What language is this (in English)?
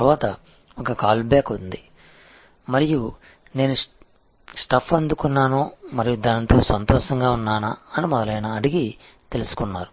Telugu